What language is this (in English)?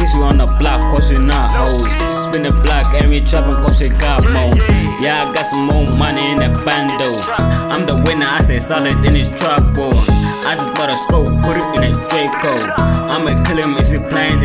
English